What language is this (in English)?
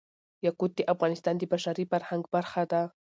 Pashto